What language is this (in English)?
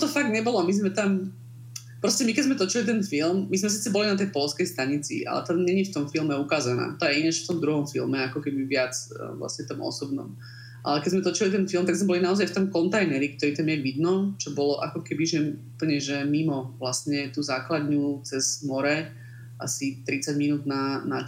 Slovak